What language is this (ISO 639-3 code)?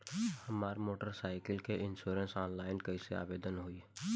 bho